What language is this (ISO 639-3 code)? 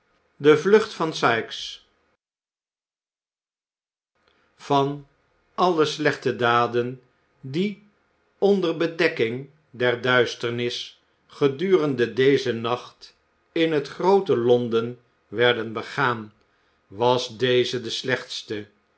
nld